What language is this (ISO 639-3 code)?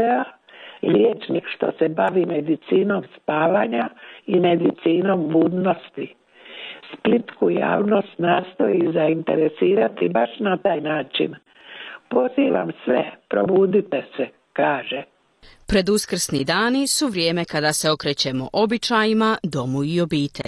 hrv